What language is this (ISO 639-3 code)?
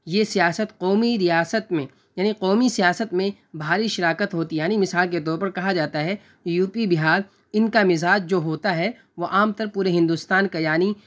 urd